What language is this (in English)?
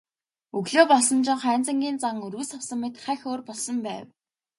Mongolian